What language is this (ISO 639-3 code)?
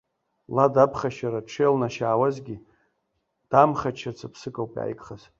abk